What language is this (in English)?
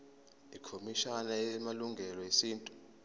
Zulu